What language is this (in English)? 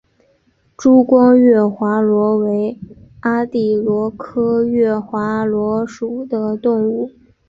Chinese